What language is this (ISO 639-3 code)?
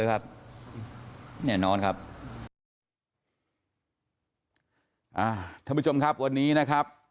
tha